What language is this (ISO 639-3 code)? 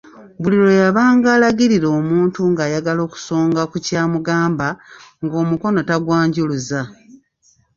lug